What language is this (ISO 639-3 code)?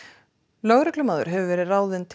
isl